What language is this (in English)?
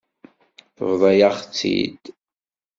Kabyle